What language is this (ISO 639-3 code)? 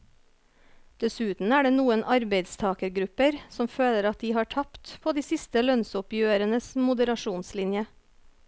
nor